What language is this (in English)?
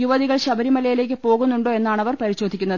Malayalam